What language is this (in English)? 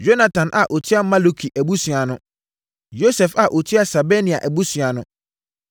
Akan